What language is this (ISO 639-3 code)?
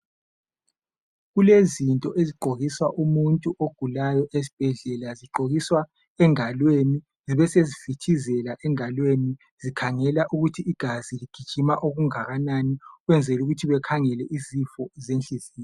nde